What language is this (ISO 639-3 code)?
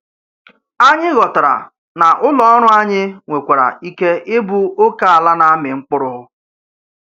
ibo